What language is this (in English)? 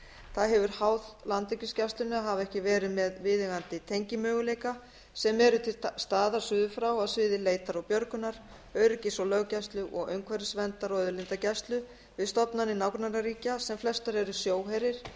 Icelandic